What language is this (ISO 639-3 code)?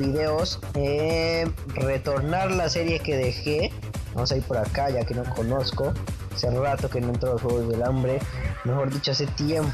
spa